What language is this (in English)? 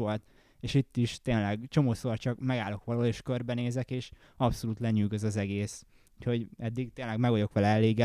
Hungarian